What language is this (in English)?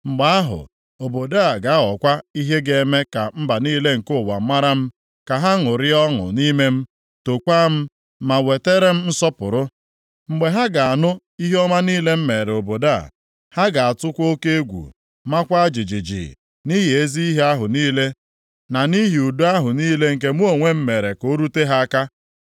Igbo